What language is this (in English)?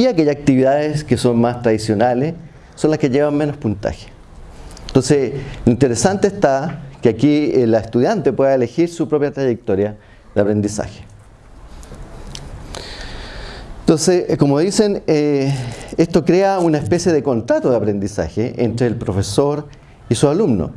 Spanish